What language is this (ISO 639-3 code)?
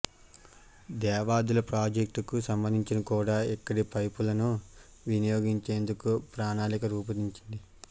tel